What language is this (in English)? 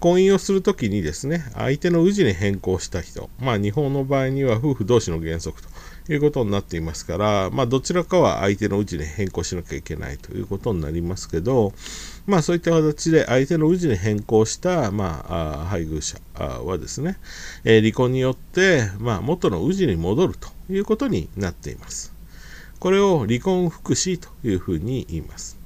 Japanese